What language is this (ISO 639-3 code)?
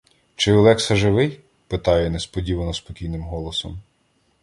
ukr